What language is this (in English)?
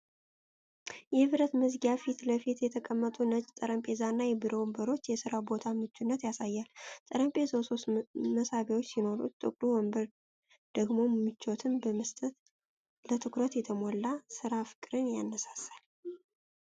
Amharic